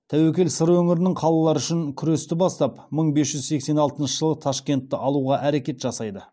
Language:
Kazakh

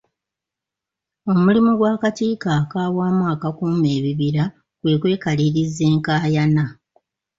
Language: Ganda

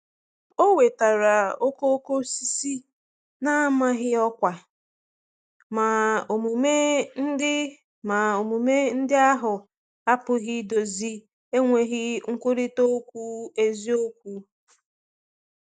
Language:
Igbo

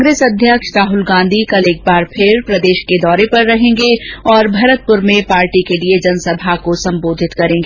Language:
Hindi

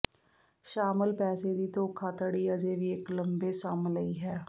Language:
Punjabi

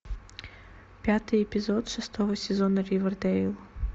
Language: Russian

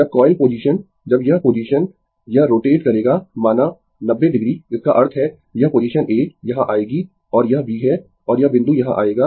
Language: Hindi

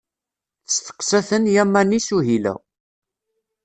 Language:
Kabyle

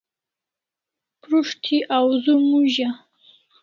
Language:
Kalasha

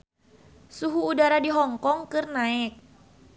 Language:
Sundanese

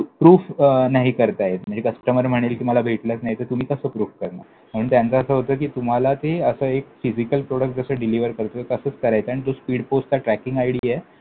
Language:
Marathi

